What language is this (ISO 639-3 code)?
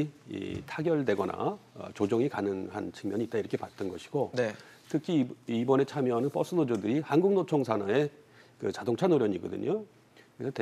kor